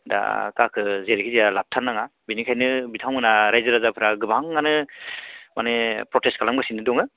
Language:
Bodo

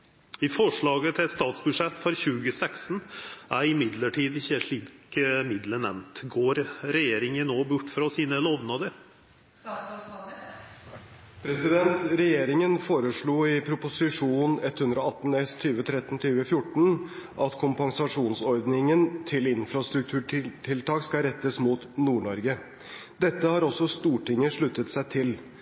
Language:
Norwegian Bokmål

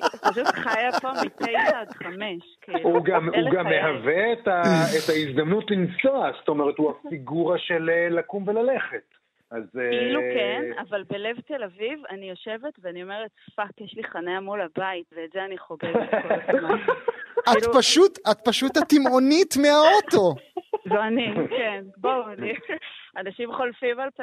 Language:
Hebrew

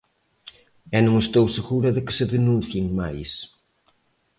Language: Galician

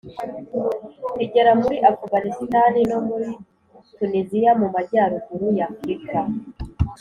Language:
Kinyarwanda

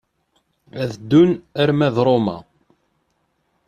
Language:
Kabyle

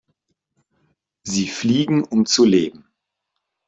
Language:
German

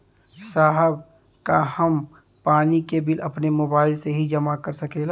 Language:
Bhojpuri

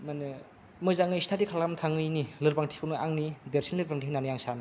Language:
Bodo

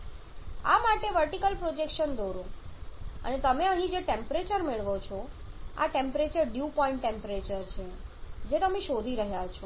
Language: Gujarati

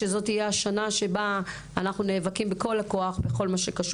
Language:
Hebrew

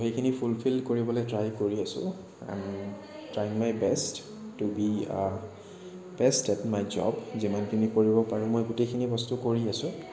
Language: Assamese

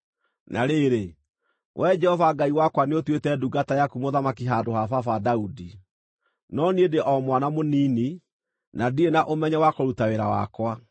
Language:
Kikuyu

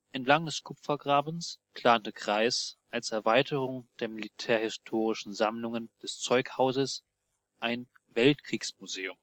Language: German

